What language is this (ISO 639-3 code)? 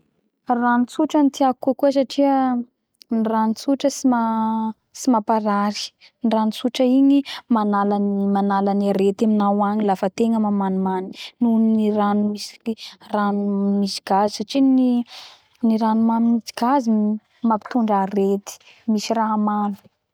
bhr